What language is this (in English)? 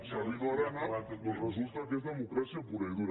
Catalan